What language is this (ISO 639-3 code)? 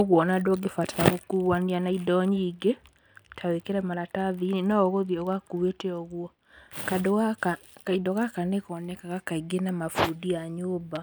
kik